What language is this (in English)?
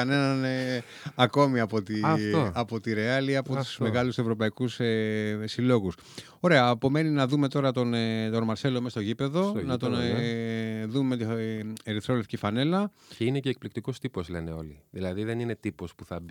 Greek